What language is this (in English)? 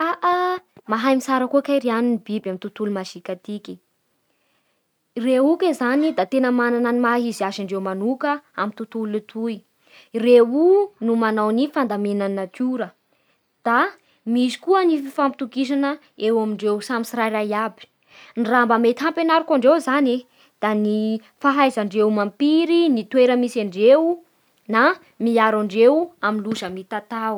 Bara Malagasy